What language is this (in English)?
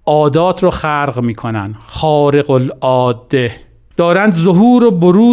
Persian